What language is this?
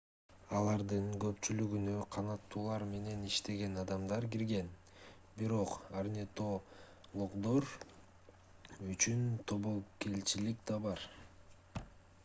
Kyrgyz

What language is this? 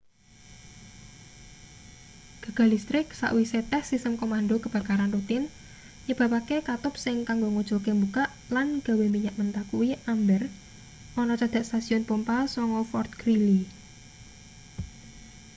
Javanese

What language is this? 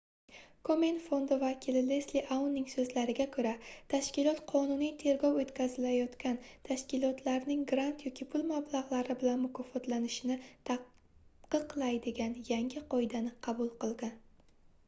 Uzbek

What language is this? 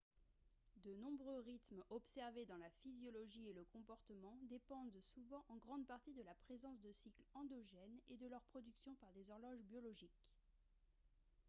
French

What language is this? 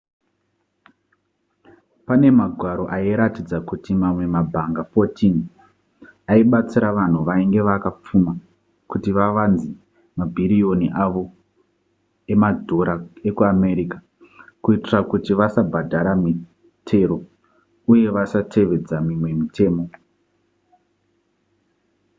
Shona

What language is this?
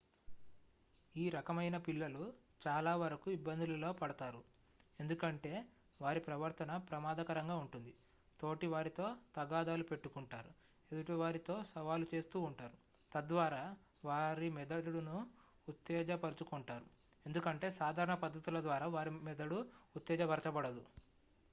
Telugu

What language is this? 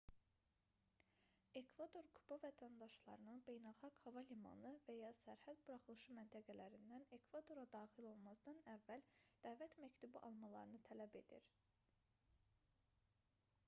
Azerbaijani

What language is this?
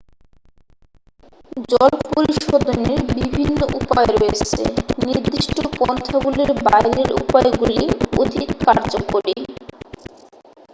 Bangla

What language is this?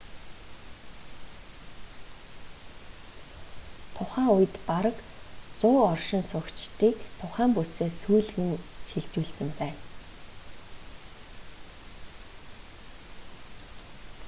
Mongolian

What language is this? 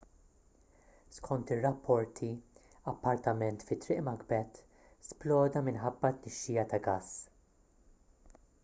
Maltese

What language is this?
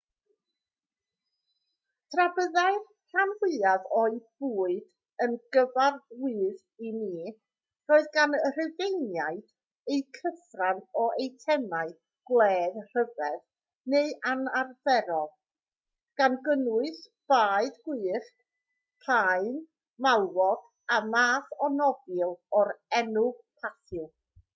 Welsh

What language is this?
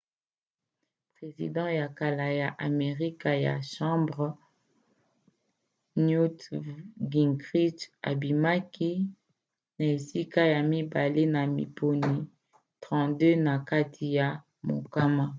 Lingala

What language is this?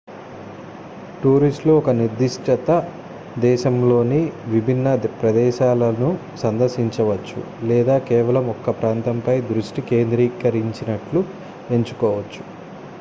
Telugu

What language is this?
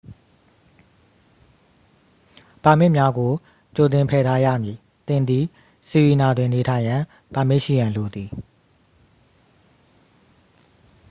Burmese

